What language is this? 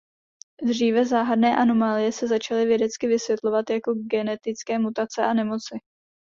Czech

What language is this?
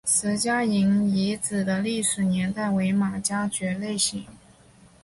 Chinese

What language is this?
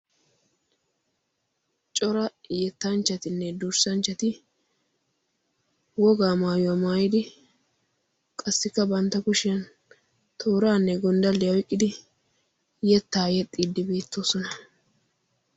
Wolaytta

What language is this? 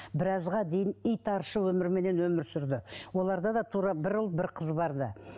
Kazakh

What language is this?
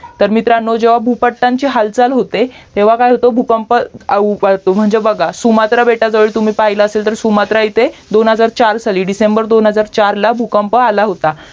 Marathi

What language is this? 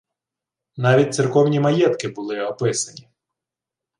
Ukrainian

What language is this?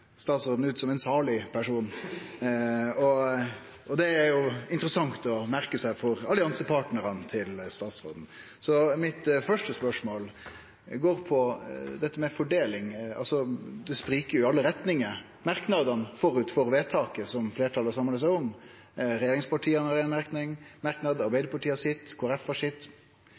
Norwegian Nynorsk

